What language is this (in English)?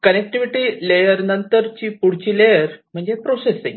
Marathi